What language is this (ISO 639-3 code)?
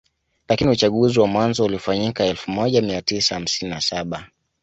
swa